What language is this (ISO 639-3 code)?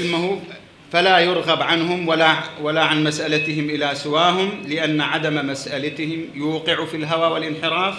ara